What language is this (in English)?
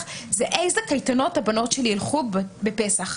Hebrew